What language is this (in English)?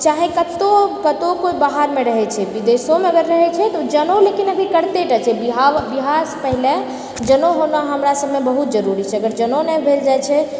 Maithili